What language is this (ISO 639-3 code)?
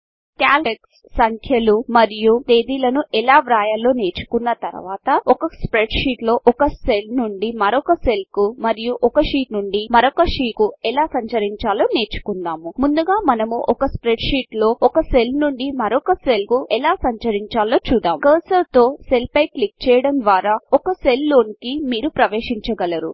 tel